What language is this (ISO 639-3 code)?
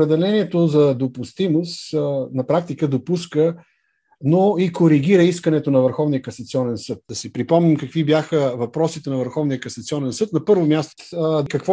bul